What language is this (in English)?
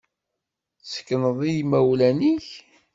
Kabyle